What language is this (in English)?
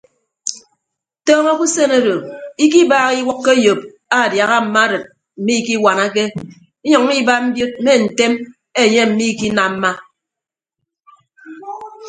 Ibibio